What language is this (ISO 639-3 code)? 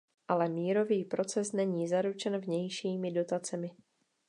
ces